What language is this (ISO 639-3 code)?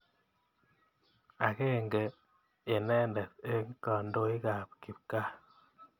kln